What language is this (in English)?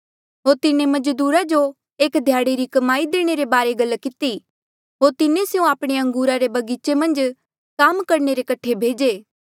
Mandeali